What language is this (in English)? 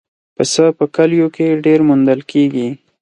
Pashto